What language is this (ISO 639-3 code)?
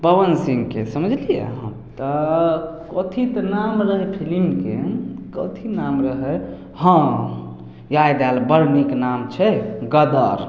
mai